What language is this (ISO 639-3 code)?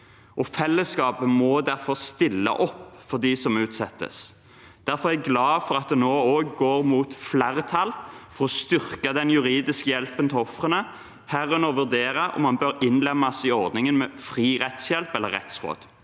nor